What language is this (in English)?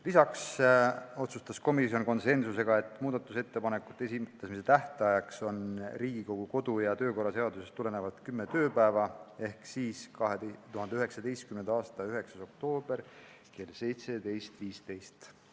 Estonian